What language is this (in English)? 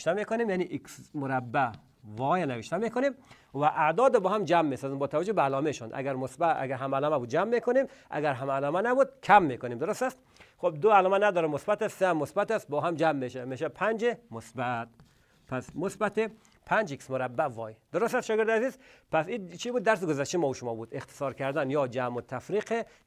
Persian